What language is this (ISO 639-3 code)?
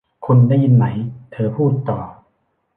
tha